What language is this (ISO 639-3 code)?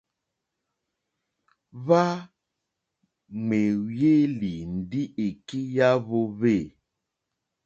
bri